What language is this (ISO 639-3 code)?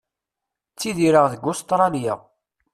kab